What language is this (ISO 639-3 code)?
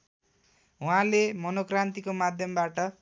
nep